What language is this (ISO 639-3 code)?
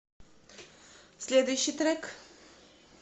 rus